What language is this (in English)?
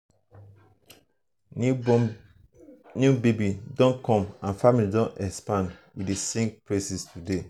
Nigerian Pidgin